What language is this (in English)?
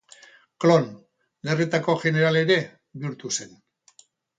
Basque